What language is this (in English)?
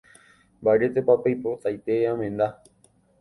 Guarani